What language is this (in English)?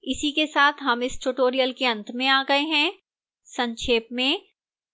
Hindi